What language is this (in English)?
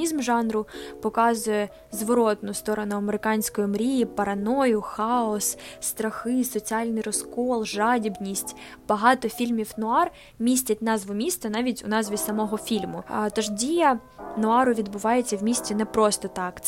Ukrainian